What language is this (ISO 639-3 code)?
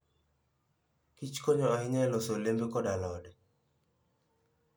luo